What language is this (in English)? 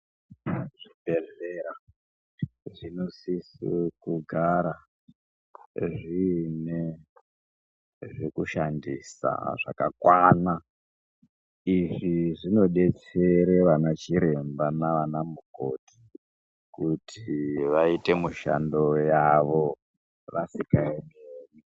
Ndau